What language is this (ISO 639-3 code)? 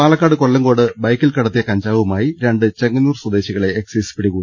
mal